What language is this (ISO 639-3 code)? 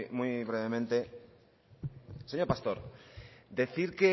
spa